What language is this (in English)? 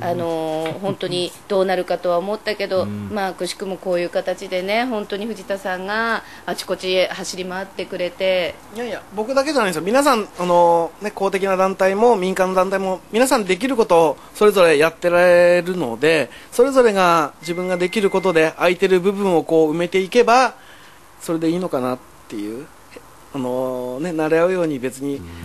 Japanese